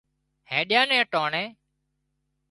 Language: Wadiyara Koli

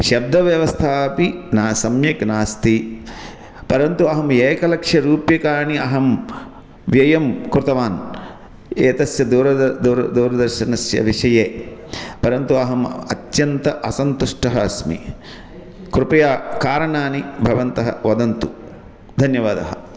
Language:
Sanskrit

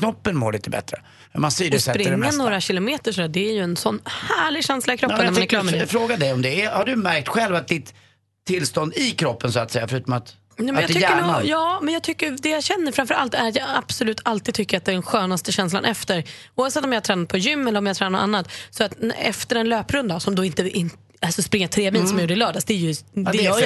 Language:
Swedish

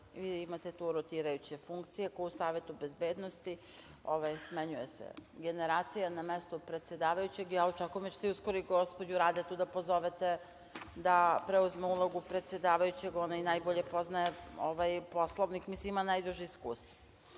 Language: Serbian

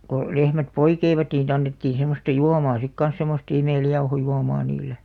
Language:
Finnish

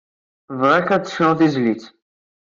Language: Kabyle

